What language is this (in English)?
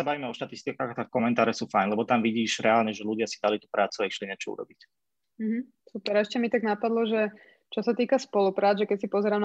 Slovak